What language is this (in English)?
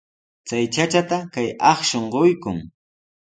Sihuas Ancash Quechua